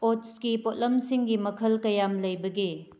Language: Manipuri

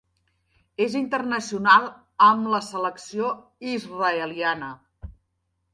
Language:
Catalan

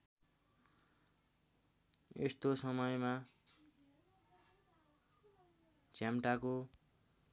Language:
Nepali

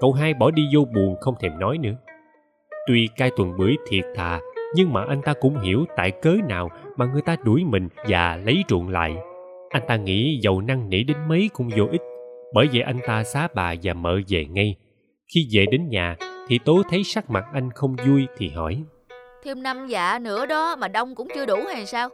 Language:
Vietnamese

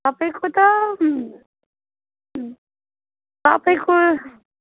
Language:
Nepali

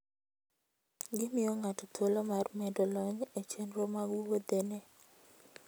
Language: Luo (Kenya and Tanzania)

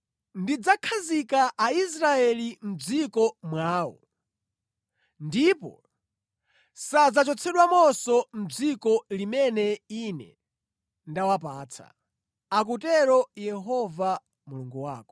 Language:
Nyanja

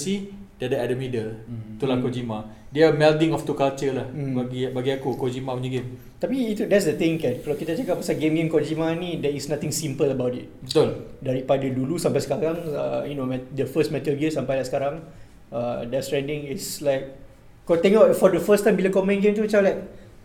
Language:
Malay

